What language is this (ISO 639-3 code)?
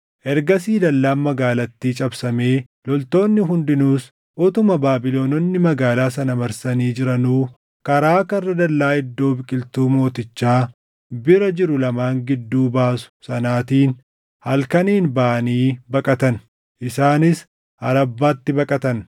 orm